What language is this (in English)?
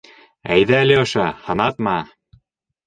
Bashkir